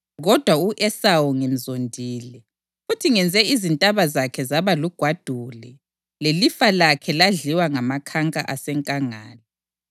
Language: North Ndebele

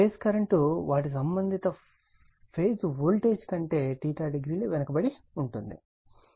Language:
Telugu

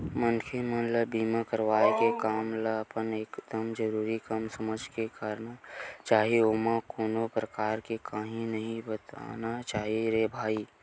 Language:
Chhattisgarhi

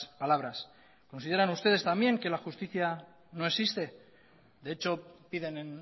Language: Spanish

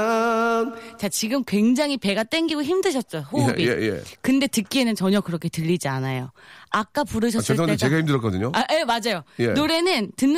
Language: Korean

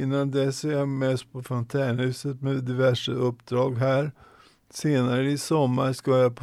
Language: Swedish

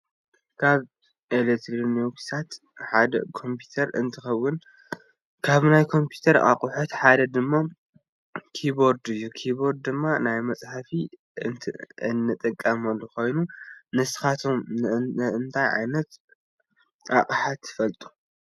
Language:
Tigrinya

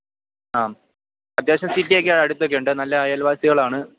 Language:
Malayalam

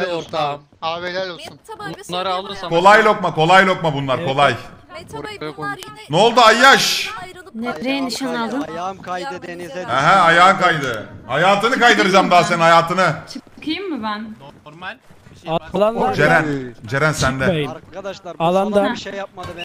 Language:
Turkish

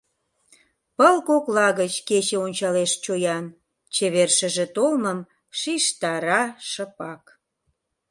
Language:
Mari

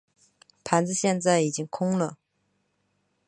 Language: Chinese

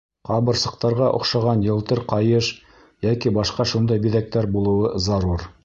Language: Bashkir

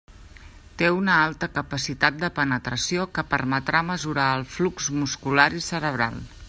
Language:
Catalan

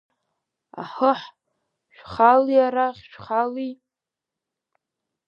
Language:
Abkhazian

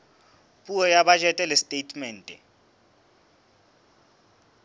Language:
Southern Sotho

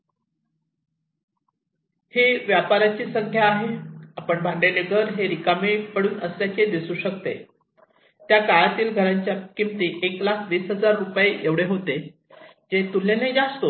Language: Marathi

